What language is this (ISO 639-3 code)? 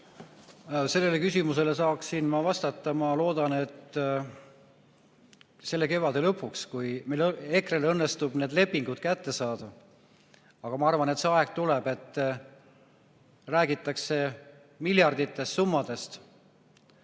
est